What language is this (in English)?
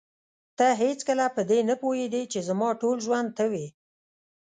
Pashto